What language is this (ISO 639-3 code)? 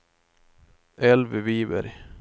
swe